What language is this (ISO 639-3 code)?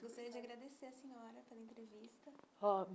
por